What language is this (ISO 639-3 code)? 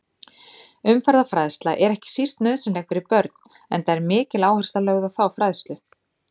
isl